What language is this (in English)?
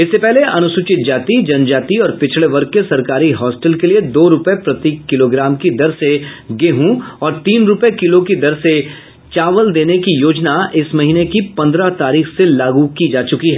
Hindi